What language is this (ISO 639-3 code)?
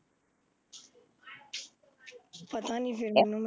pan